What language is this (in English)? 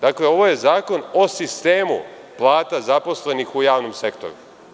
Serbian